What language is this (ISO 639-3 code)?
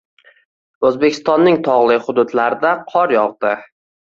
uzb